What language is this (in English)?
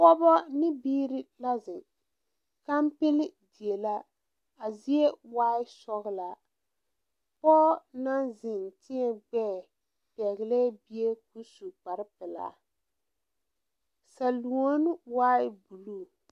Southern Dagaare